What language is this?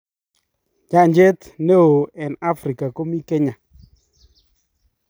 Kalenjin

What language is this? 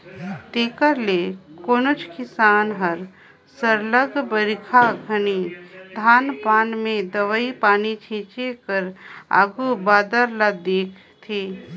Chhattisgarhi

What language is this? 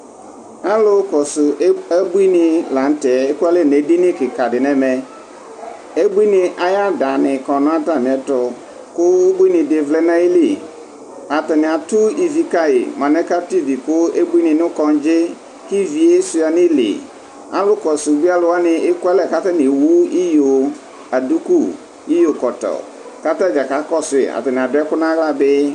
Ikposo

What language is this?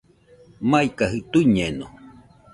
Nüpode Huitoto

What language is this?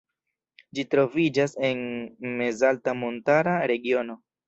Esperanto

